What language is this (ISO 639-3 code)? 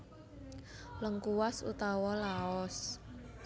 jav